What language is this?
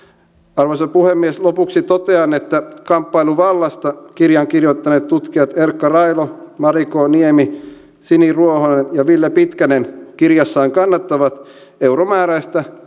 Finnish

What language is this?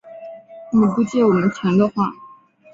Chinese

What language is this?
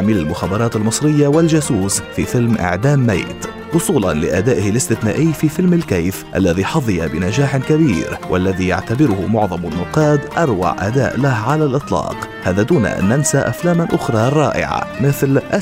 Arabic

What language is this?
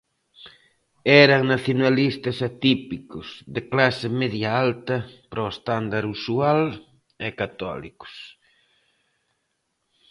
Galician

